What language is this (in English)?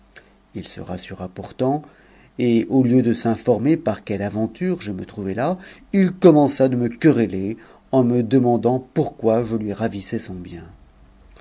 French